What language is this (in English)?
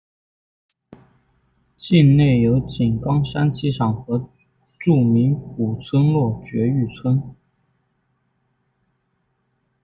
Chinese